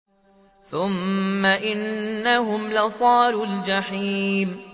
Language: Arabic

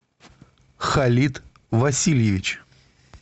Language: Russian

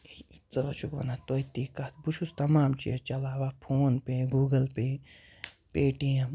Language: Kashmiri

